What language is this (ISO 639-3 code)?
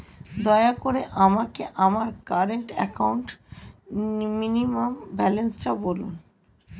ben